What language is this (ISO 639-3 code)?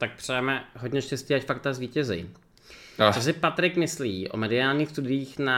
ces